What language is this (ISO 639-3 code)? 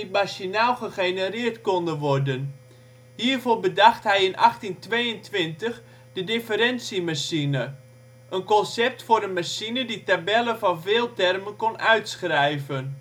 nld